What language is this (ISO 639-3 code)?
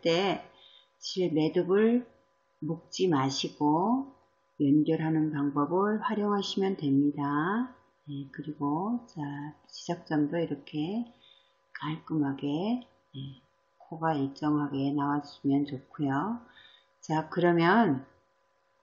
kor